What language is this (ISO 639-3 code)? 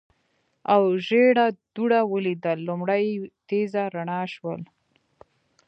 pus